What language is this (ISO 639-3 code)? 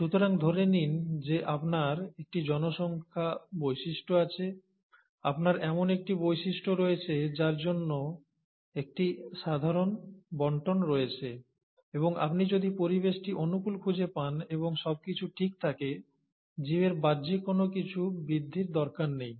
ben